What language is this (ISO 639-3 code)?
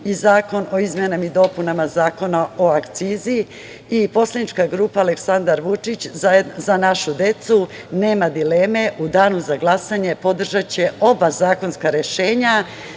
srp